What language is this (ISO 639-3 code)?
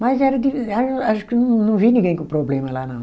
por